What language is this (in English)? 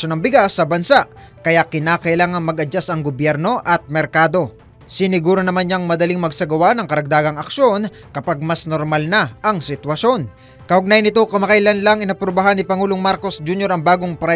Filipino